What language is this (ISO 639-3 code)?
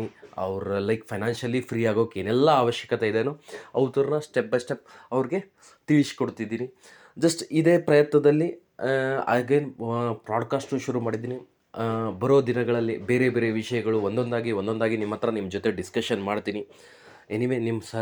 kan